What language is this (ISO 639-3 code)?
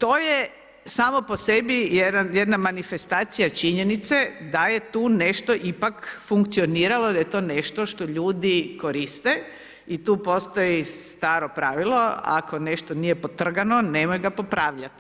hrv